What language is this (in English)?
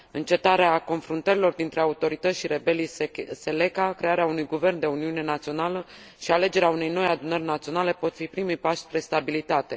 Romanian